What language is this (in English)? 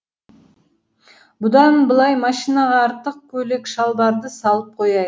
Kazakh